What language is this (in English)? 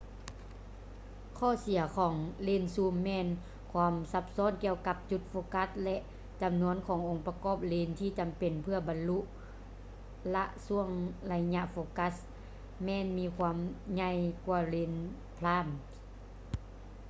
Lao